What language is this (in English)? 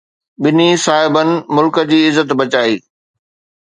Sindhi